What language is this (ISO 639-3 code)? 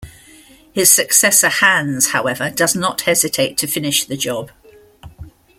eng